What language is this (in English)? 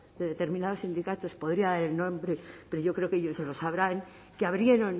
Spanish